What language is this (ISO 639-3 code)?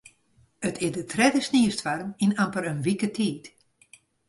fry